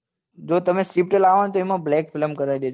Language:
Gujarati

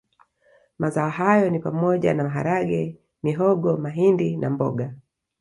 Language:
Swahili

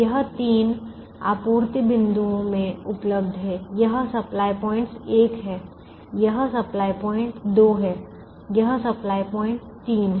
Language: Hindi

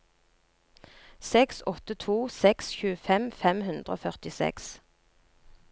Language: Norwegian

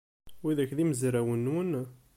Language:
Kabyle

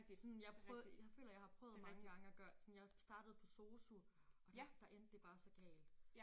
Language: Danish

